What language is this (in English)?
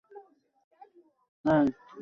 Bangla